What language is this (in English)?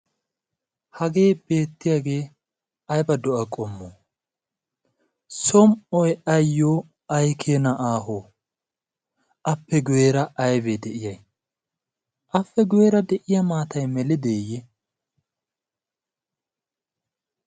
Wolaytta